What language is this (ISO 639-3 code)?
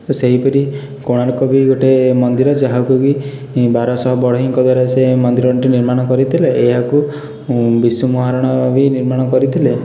ori